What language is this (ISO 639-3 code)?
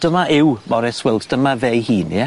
cym